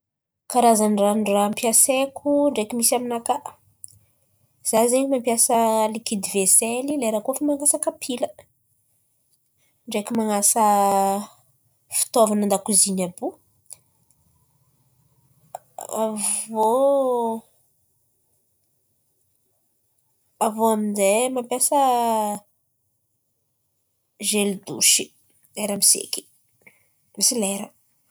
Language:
Antankarana Malagasy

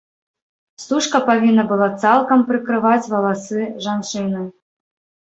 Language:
Belarusian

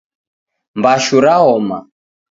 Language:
Taita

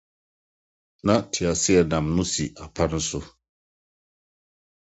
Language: Akan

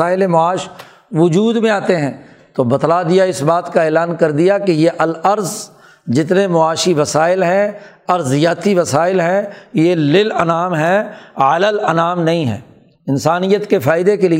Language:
Urdu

